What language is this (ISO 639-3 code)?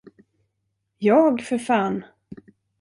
swe